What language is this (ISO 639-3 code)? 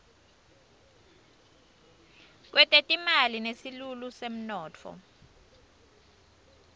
ssw